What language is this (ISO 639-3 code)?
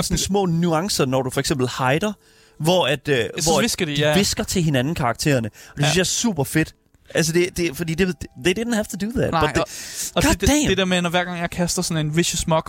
dan